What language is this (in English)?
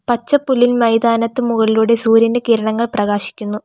Malayalam